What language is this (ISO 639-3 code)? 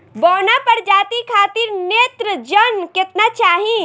bho